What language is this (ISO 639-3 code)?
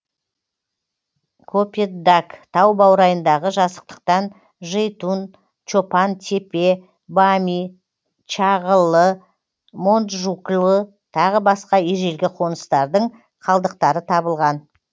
kaz